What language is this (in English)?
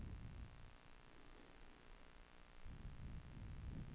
Swedish